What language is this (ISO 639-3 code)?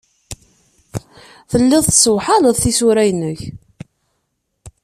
kab